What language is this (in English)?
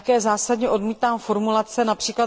Czech